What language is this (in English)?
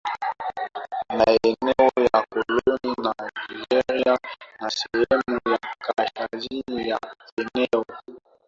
Swahili